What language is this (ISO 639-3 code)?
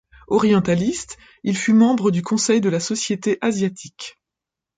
fra